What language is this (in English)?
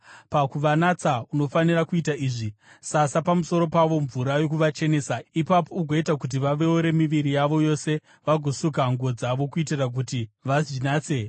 Shona